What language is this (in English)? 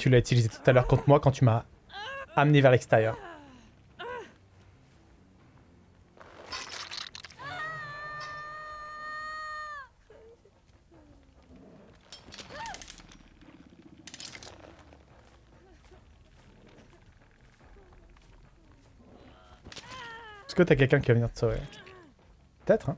French